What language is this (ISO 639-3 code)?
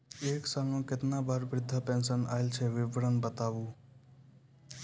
mai